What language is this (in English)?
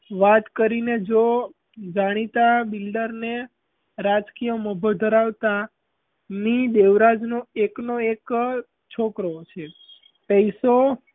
Gujarati